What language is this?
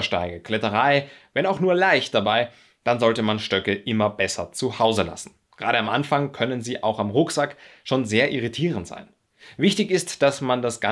German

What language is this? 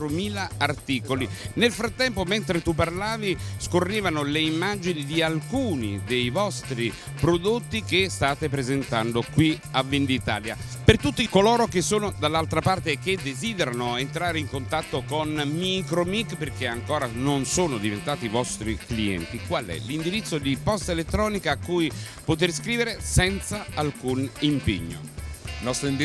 Italian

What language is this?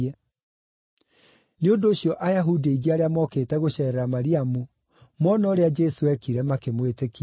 Kikuyu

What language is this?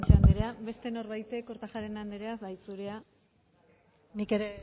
Basque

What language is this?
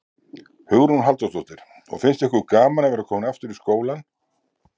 Icelandic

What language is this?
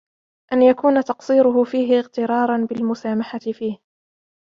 Arabic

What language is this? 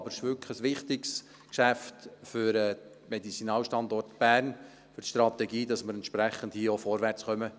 Swiss German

